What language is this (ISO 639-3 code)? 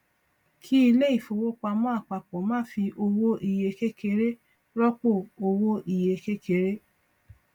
yor